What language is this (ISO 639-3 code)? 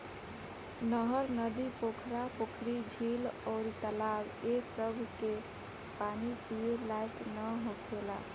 bho